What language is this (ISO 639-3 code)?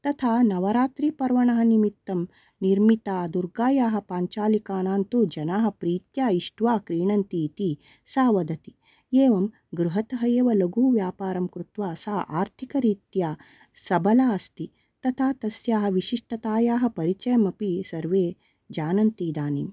san